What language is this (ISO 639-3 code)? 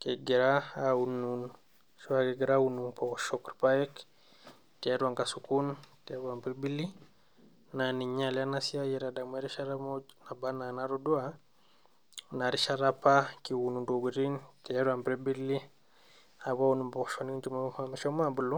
mas